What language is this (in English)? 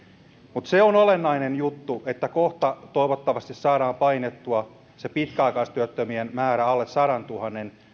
Finnish